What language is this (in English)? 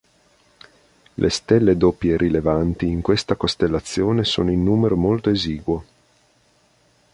Italian